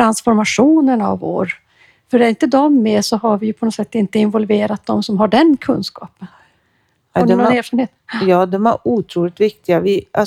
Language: Swedish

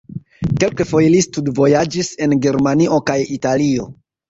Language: Esperanto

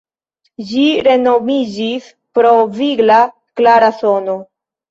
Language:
Esperanto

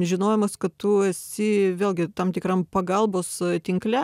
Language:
Lithuanian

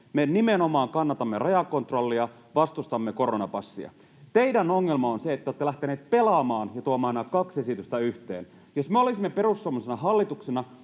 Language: Finnish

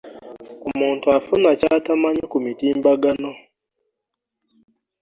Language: Ganda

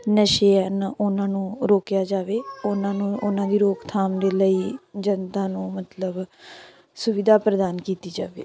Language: Punjabi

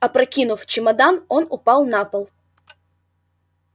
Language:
Russian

